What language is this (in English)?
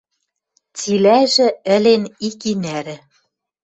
Western Mari